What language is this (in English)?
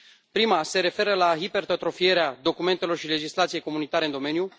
Romanian